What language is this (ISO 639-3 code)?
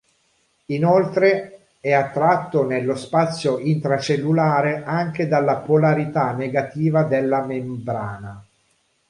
ita